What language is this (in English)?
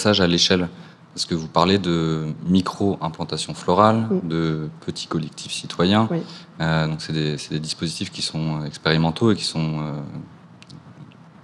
French